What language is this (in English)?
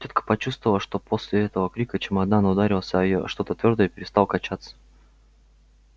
Russian